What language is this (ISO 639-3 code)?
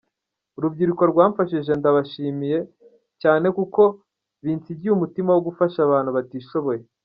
kin